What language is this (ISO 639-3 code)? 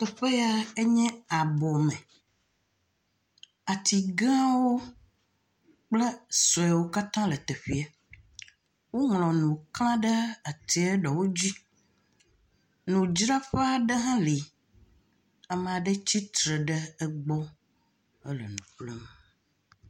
ewe